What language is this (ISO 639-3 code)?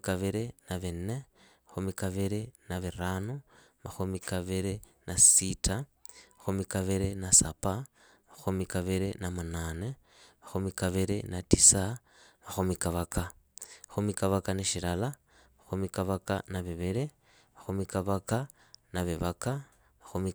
ida